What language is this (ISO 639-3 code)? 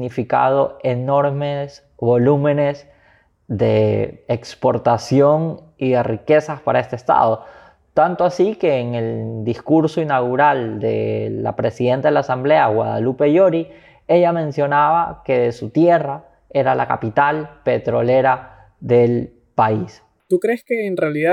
spa